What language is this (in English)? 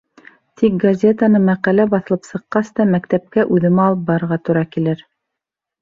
Bashkir